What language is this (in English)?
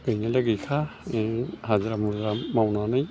Bodo